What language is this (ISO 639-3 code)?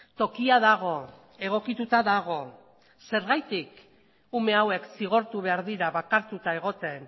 eus